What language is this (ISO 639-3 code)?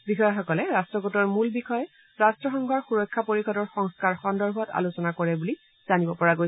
asm